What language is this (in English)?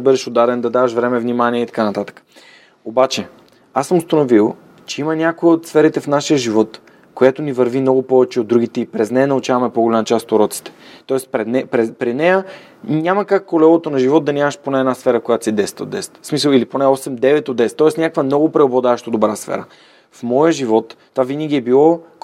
Bulgarian